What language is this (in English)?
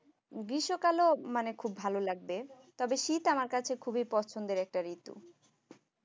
Bangla